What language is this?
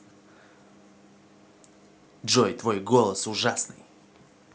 Russian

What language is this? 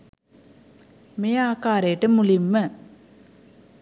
Sinhala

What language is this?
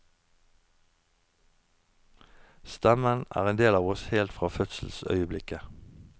Norwegian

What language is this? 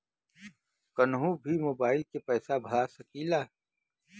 Bhojpuri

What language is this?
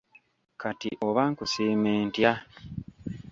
Ganda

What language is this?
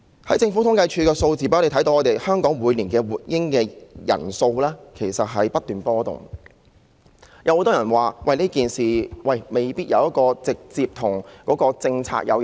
Cantonese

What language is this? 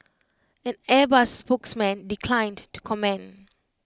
English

